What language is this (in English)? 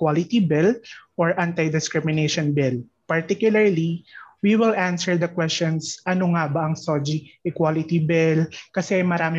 Filipino